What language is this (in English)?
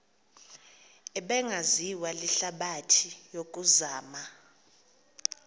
Xhosa